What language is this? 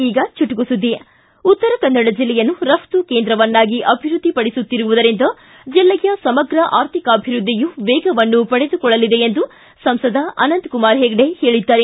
Kannada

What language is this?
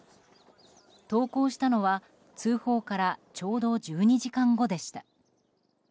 Japanese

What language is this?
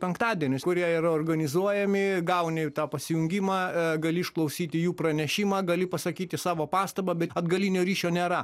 Lithuanian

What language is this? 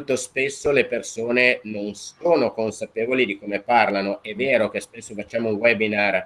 Italian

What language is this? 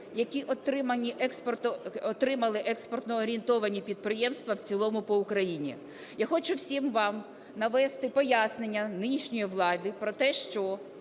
Ukrainian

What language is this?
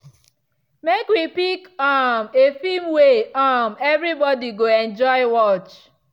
Nigerian Pidgin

